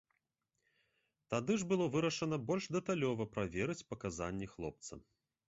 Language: Belarusian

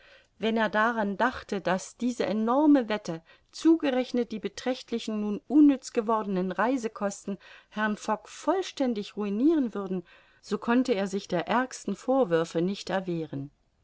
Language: German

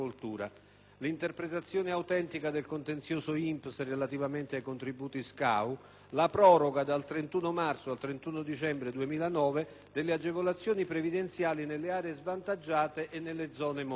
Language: Italian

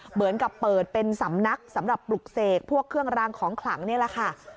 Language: Thai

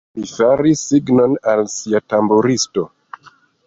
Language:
Esperanto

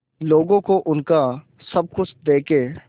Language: Hindi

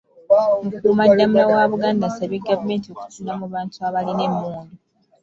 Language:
Ganda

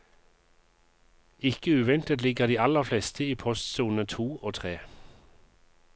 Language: Norwegian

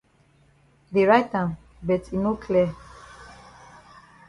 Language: Cameroon Pidgin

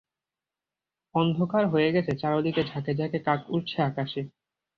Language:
Bangla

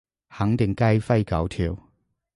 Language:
Cantonese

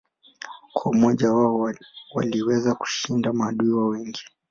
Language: Swahili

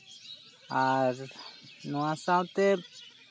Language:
Santali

